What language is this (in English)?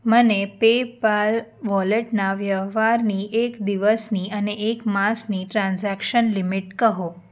Gujarati